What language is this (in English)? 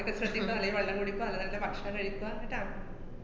Malayalam